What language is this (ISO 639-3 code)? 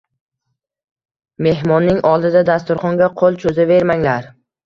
uzb